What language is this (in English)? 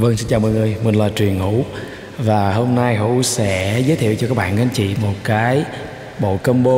Vietnamese